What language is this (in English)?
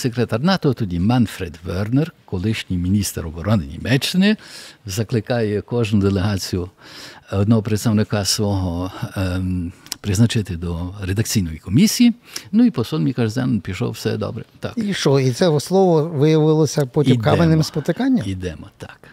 Ukrainian